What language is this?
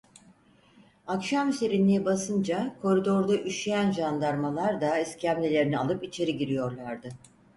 Turkish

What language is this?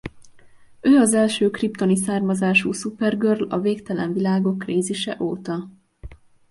Hungarian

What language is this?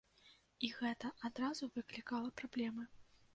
Belarusian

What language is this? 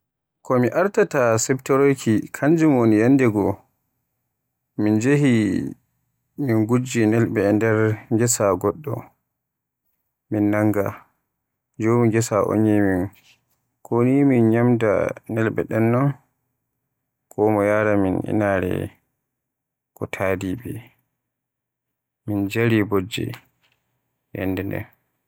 Borgu Fulfulde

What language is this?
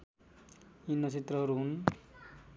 Nepali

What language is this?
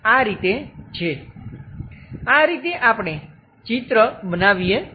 Gujarati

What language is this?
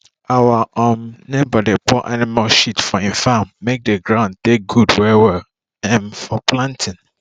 Nigerian Pidgin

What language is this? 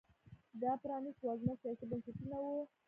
Pashto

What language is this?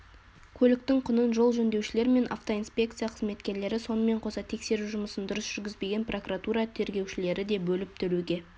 Kazakh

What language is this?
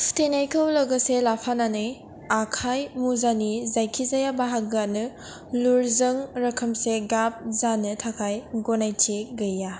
Bodo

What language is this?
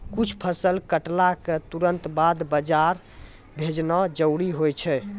Maithili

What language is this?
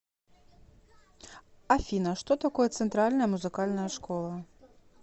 Russian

